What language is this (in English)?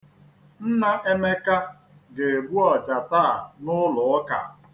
Igbo